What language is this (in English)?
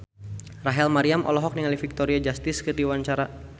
Sundanese